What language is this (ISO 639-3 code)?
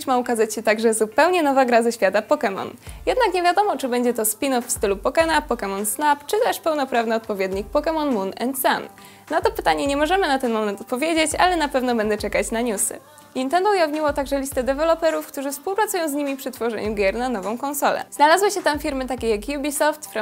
pol